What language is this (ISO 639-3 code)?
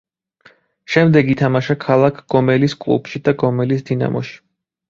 kat